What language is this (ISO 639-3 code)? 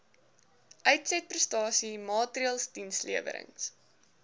afr